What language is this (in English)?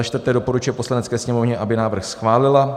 Czech